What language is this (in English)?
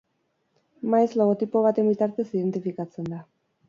Basque